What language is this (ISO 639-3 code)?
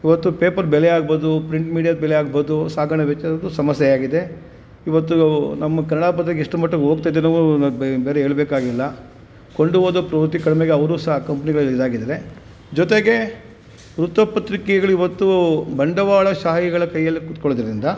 kan